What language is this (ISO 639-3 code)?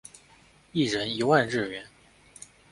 zho